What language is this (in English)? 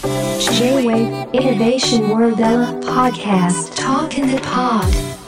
Japanese